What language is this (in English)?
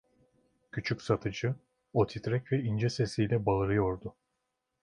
Turkish